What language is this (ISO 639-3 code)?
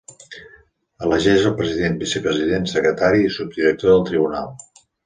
cat